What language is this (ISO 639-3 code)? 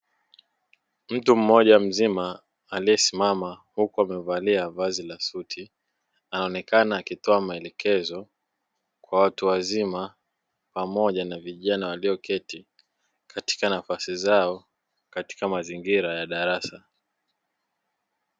swa